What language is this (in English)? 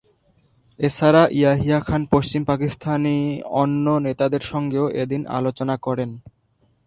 Bangla